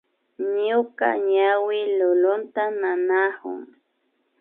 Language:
Imbabura Highland Quichua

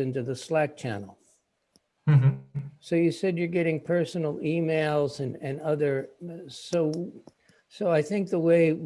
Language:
English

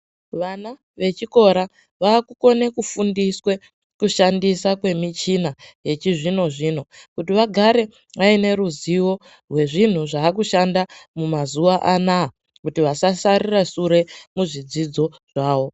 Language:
Ndau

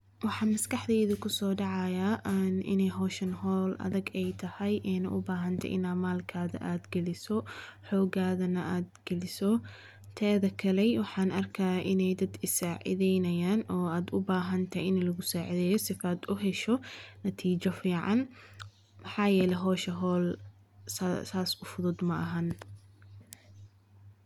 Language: Somali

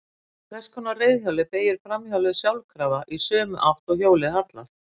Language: Icelandic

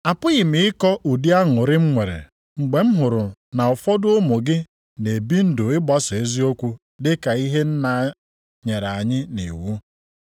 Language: Igbo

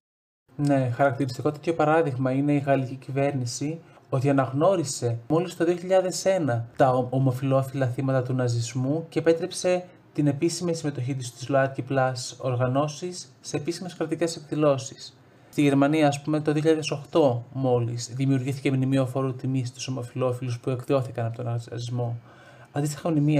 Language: Greek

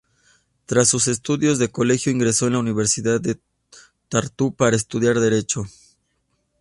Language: Spanish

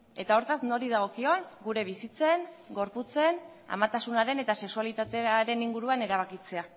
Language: Basque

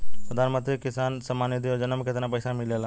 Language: Bhojpuri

